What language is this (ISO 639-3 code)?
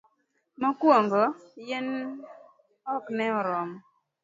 luo